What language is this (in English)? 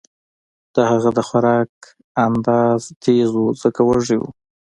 Pashto